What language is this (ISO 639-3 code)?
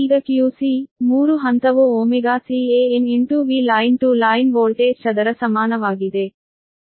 kan